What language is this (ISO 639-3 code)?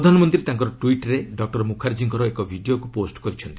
ori